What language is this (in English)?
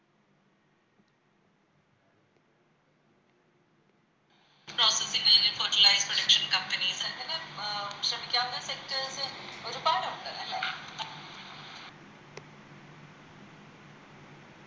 Malayalam